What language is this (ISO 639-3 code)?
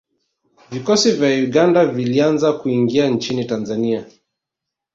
swa